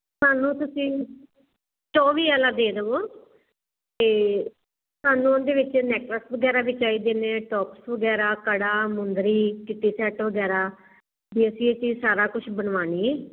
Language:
Punjabi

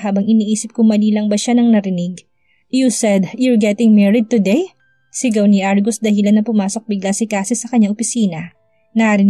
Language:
Filipino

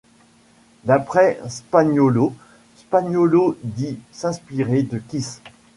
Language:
French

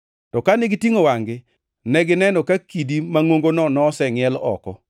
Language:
Luo (Kenya and Tanzania)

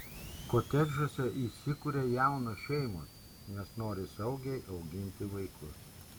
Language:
Lithuanian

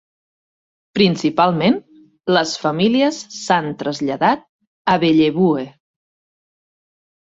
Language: Catalan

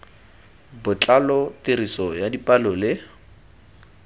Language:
Tswana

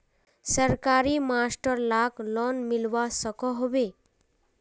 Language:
Magahi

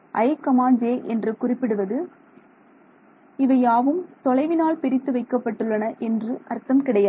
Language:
Tamil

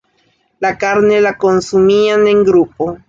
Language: Spanish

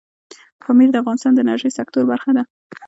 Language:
Pashto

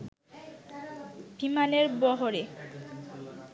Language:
Bangla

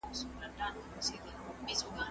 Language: Pashto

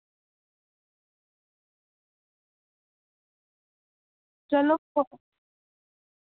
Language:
Dogri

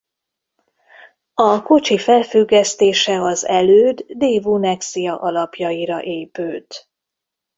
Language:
Hungarian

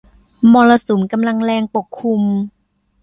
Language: Thai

